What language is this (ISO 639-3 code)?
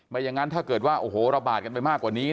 tha